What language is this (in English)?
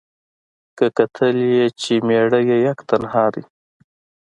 Pashto